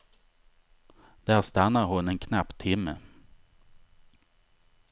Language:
Swedish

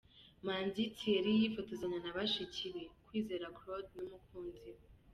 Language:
Kinyarwanda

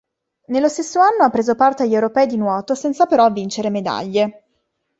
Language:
Italian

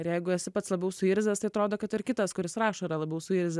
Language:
Lithuanian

